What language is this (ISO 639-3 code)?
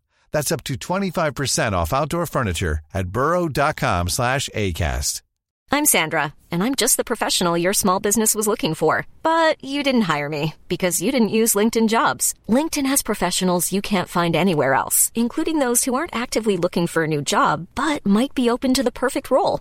fas